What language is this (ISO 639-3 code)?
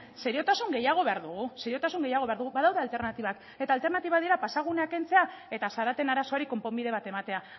eus